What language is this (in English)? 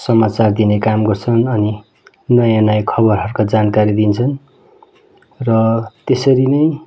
Nepali